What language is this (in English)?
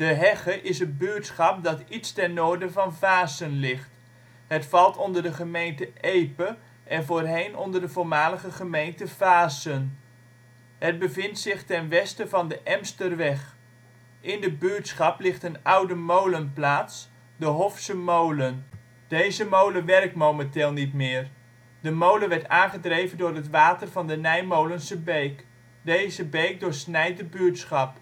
Dutch